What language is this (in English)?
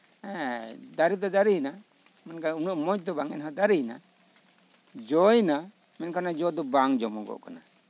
Santali